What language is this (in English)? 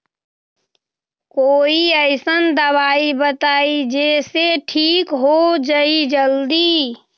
Magahi